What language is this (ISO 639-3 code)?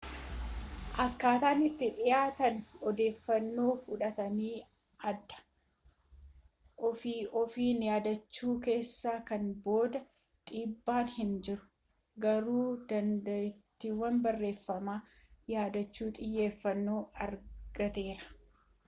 orm